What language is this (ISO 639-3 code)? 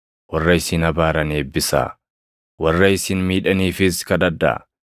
orm